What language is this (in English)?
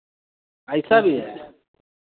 Hindi